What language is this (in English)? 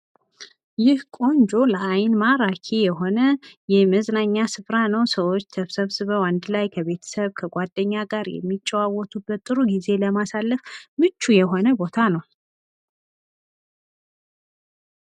Amharic